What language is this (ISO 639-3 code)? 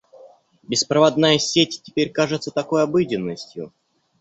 rus